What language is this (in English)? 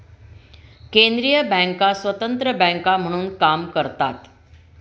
Marathi